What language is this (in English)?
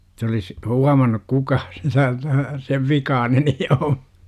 Finnish